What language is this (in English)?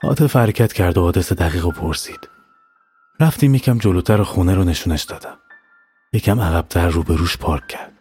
Persian